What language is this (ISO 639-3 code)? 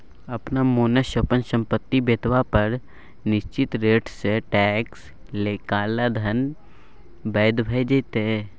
mai